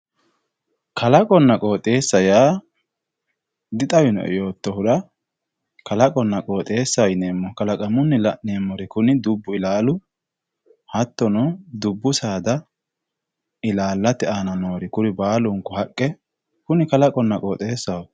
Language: Sidamo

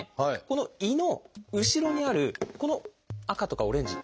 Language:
Japanese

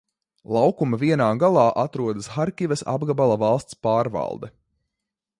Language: Latvian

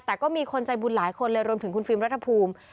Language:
Thai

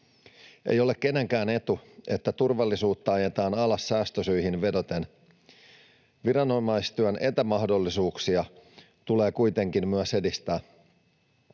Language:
Finnish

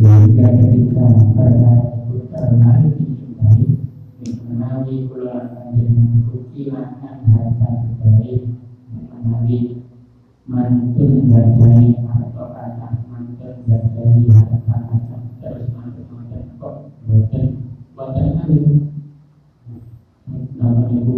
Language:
Indonesian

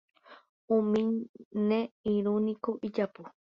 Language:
Guarani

